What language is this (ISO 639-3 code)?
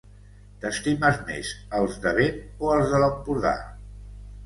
cat